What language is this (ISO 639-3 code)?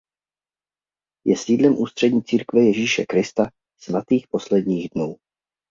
ces